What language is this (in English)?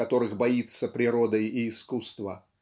Russian